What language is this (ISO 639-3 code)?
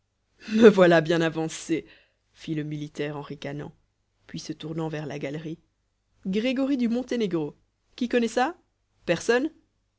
fra